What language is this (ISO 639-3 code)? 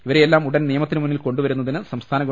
mal